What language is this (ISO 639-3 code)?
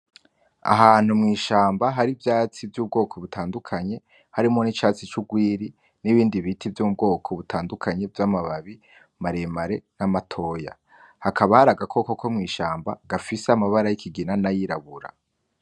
run